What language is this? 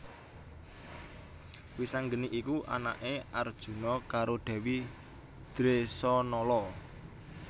Javanese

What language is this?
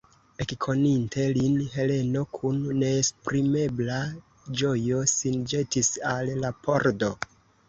Esperanto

